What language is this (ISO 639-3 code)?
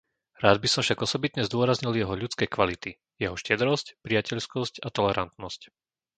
slk